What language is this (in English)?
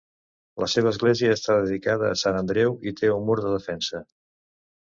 Catalan